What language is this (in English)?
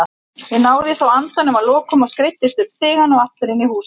Icelandic